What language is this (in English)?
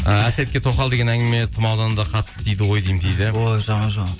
Kazakh